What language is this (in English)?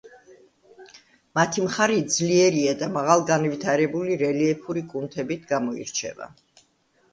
Georgian